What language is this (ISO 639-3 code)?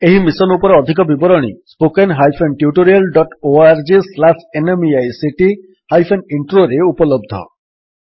ori